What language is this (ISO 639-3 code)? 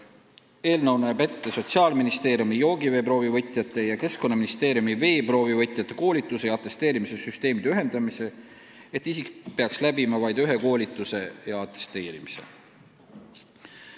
est